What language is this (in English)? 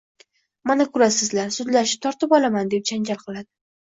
Uzbek